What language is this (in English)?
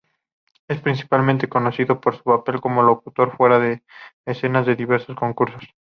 Spanish